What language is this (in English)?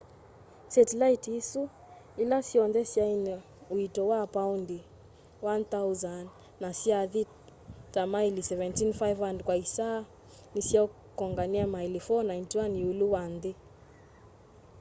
Kamba